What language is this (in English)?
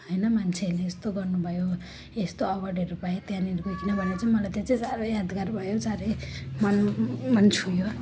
Nepali